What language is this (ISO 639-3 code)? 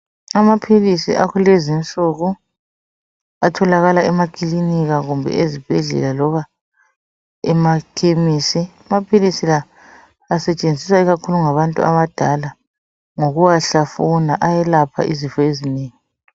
nde